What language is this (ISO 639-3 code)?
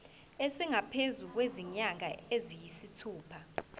zul